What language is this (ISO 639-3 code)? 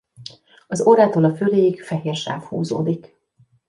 hun